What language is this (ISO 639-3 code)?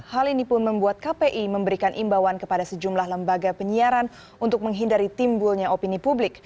ind